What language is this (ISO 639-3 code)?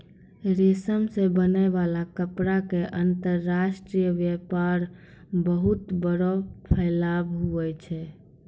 mai